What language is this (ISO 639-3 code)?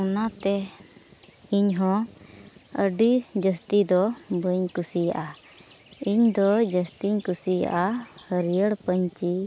sat